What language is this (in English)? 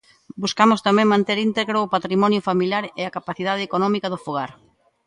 Galician